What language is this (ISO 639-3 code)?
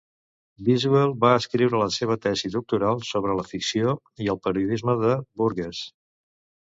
cat